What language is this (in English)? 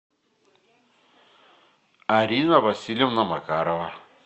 Russian